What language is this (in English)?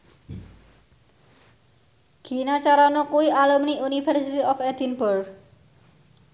Javanese